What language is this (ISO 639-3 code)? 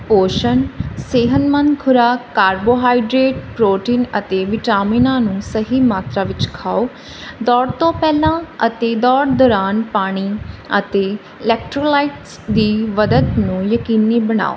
pan